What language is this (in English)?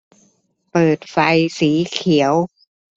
Thai